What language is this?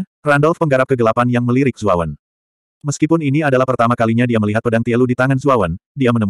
Indonesian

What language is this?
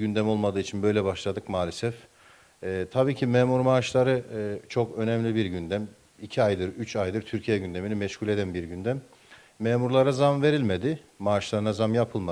Turkish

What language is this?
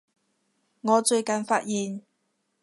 Cantonese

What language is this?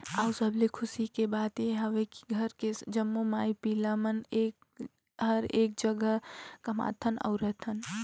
Chhattisgarhi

